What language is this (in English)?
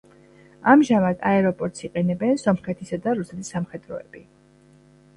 Georgian